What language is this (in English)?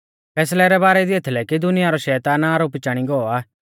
Mahasu Pahari